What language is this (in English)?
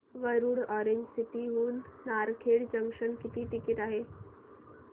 Marathi